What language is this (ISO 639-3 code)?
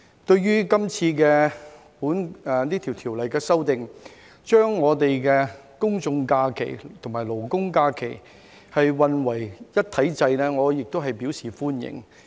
yue